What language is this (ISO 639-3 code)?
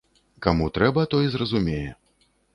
bel